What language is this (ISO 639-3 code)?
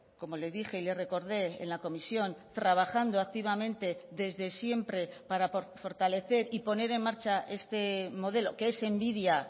spa